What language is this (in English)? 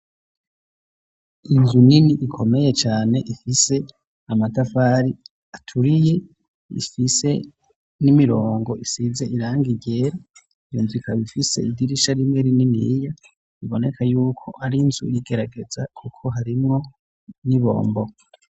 Rundi